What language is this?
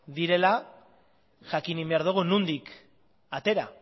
Basque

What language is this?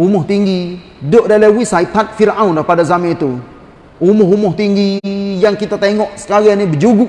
Malay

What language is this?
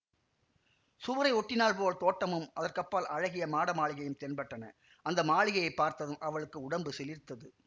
Tamil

